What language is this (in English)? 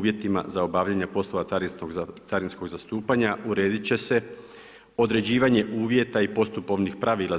Croatian